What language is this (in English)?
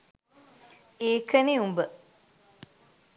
Sinhala